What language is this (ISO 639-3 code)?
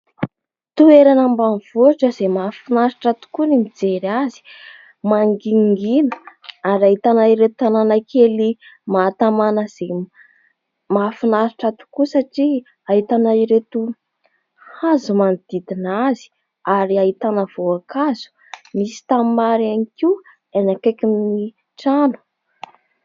mlg